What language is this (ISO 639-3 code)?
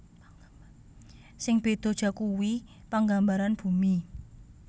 jav